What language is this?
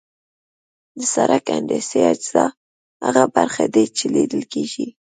Pashto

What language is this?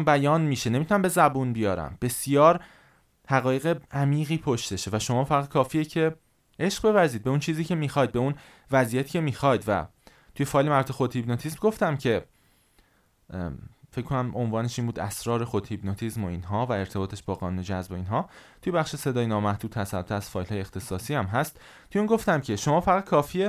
Persian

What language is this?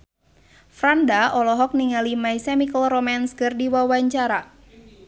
Sundanese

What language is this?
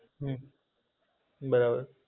Gujarati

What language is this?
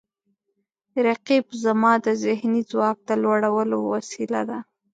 Pashto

